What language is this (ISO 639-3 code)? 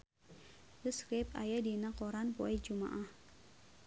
sun